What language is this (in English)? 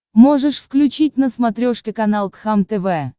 Russian